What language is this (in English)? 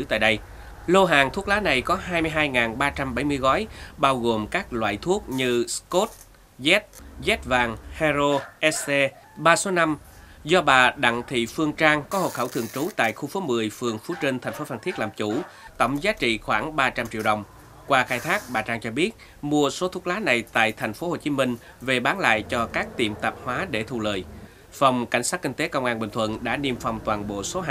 Vietnamese